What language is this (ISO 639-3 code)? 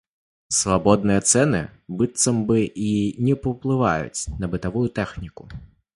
bel